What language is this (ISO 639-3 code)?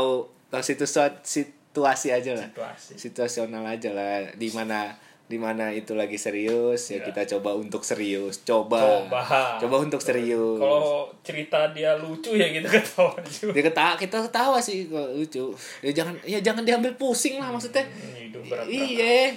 ind